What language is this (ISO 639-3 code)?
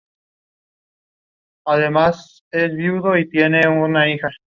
spa